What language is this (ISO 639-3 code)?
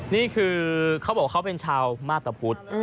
tha